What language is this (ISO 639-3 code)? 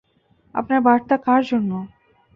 ben